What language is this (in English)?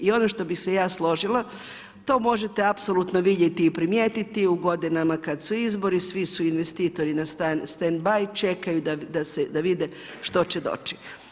Croatian